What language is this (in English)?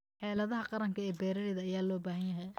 Somali